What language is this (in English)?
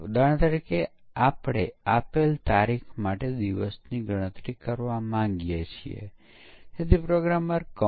Gujarati